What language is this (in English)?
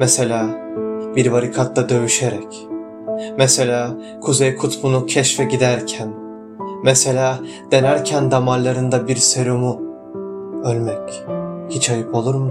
Turkish